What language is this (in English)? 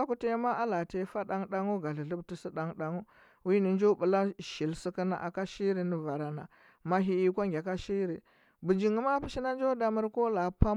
Huba